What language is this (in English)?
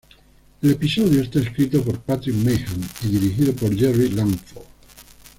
Spanish